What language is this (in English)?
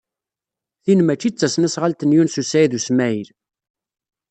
Kabyle